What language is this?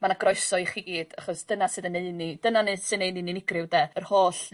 Welsh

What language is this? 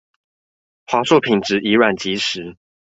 Chinese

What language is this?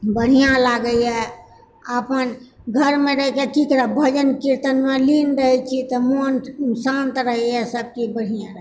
Maithili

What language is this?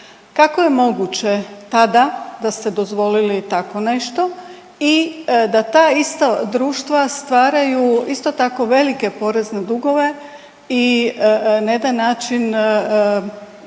Croatian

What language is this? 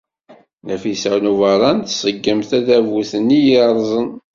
Kabyle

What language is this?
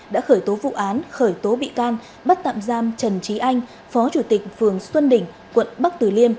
Vietnamese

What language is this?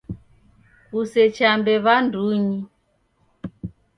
Taita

